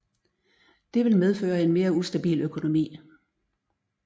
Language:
Danish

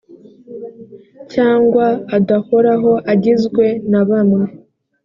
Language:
Kinyarwanda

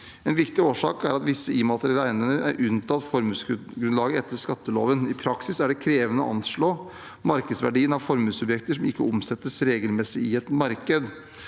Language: Norwegian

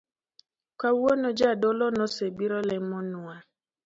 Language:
Luo (Kenya and Tanzania)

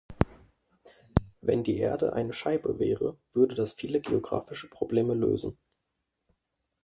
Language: German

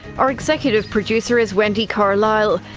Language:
English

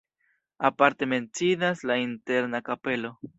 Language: Esperanto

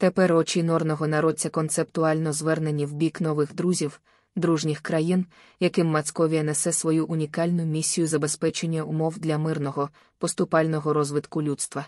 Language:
Ukrainian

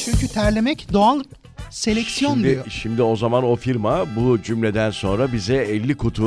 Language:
Turkish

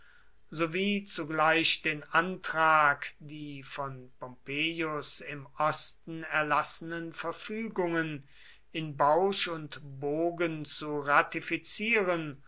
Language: German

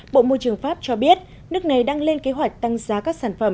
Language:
Vietnamese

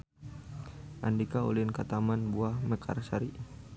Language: Sundanese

